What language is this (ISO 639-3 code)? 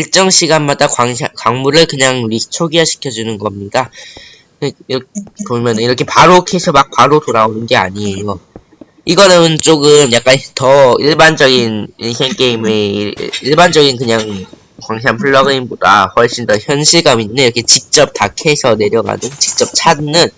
kor